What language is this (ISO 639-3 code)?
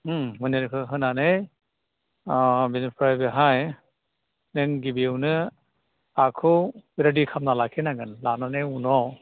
brx